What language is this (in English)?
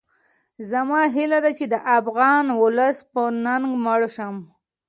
Pashto